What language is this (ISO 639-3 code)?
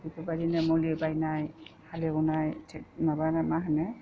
brx